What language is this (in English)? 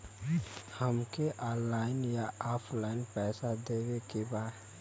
Bhojpuri